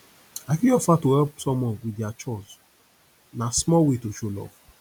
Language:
Nigerian Pidgin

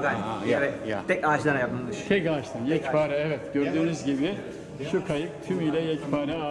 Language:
Turkish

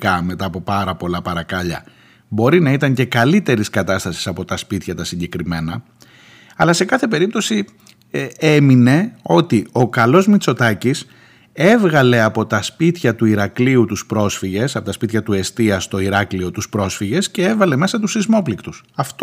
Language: Greek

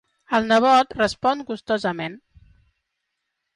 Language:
Catalan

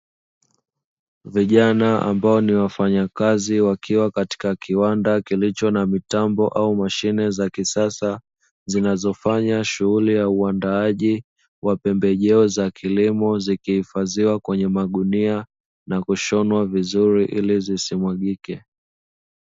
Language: Swahili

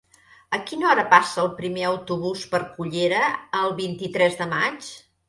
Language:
Catalan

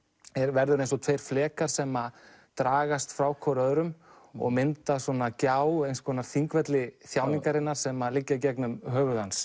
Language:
Icelandic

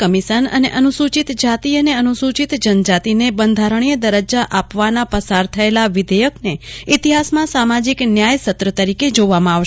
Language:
Gujarati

